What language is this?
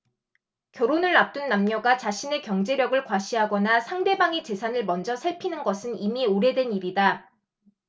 Korean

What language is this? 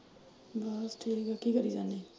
Punjabi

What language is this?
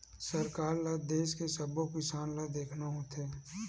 Chhattisgarhi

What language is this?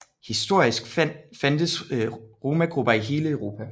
Danish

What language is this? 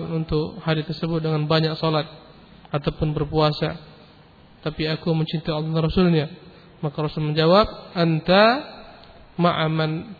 Malay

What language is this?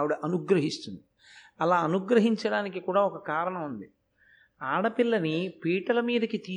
Telugu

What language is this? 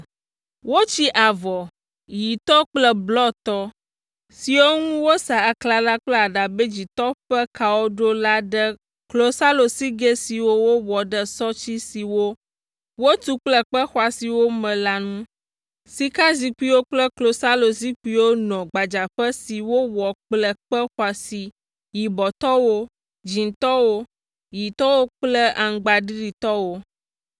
Ewe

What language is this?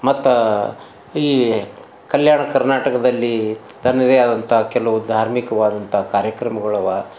Kannada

